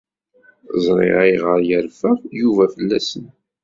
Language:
Kabyle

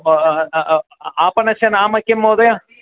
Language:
Sanskrit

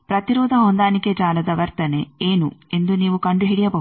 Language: Kannada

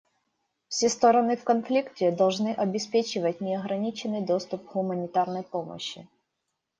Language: Russian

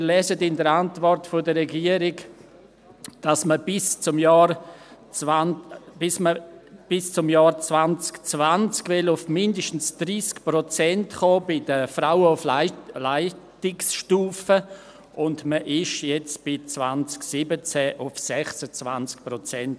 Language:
Swiss German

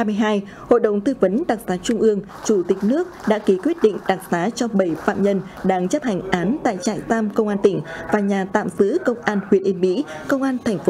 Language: Vietnamese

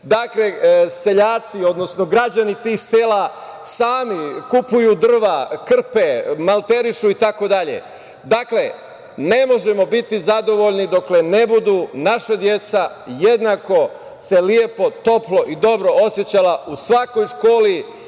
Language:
Serbian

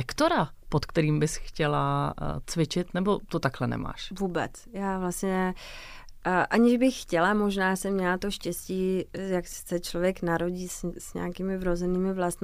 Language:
Czech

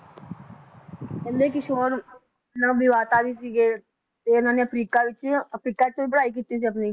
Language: Punjabi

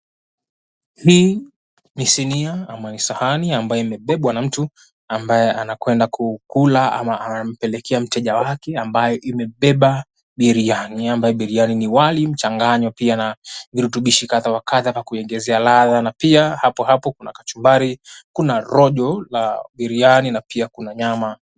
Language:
Swahili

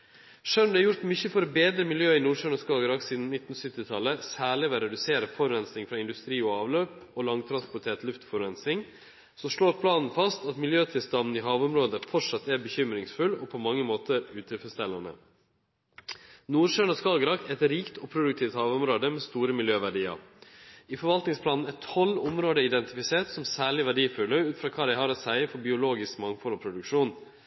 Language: Norwegian Nynorsk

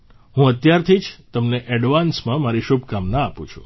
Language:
Gujarati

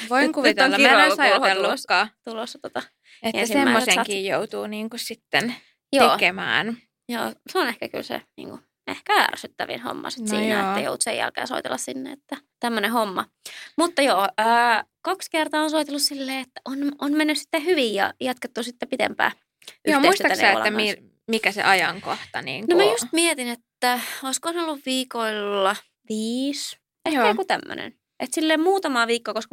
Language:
Finnish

